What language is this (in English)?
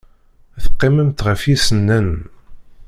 Kabyle